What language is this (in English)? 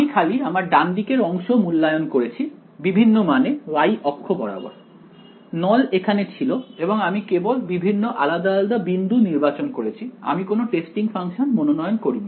Bangla